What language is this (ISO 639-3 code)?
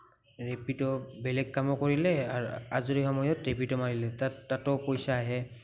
asm